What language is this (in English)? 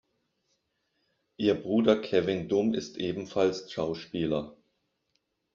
German